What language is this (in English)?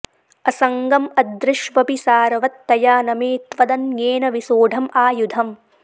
Sanskrit